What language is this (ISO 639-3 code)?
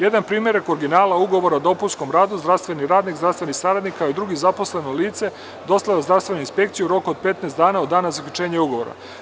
srp